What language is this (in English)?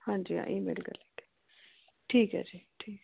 Dogri